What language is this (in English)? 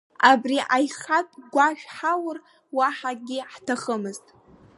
Abkhazian